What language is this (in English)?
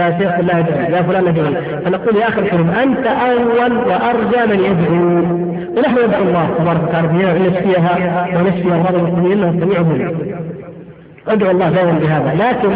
Arabic